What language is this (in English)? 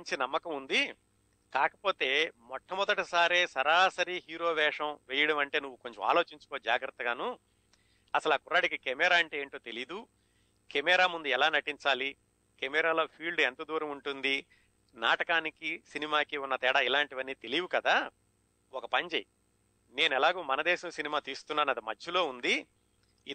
Telugu